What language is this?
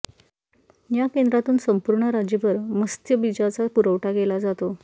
Marathi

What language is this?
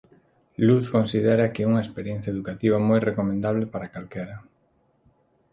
Galician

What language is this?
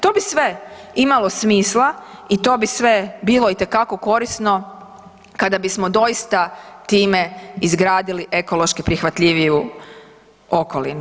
Croatian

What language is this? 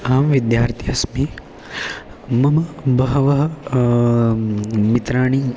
Sanskrit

